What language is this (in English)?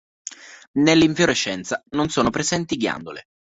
Italian